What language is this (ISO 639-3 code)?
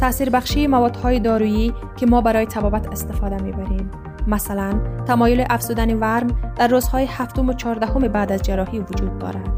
fas